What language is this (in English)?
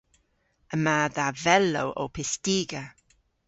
Cornish